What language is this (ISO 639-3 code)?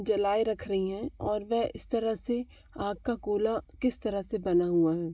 hin